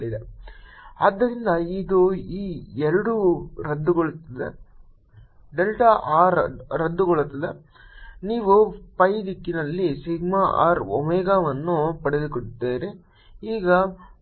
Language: Kannada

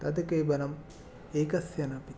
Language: Sanskrit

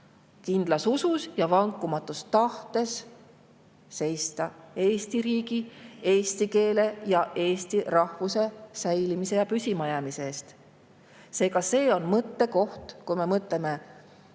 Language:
Estonian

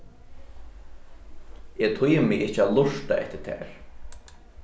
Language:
Faroese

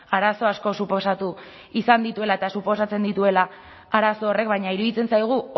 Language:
Basque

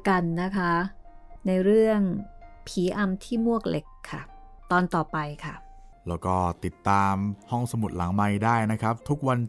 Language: Thai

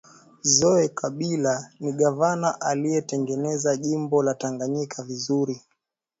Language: Swahili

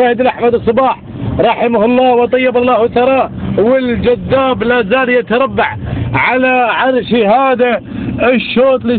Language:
Arabic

